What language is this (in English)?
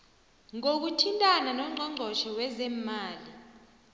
South Ndebele